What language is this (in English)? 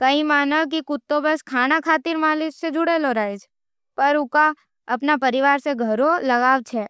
Nimadi